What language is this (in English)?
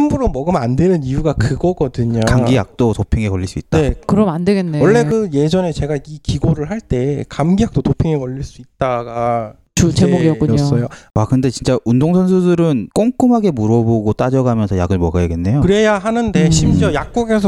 Korean